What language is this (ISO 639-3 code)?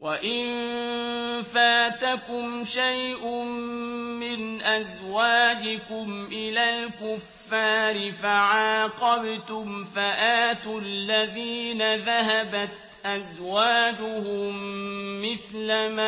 ara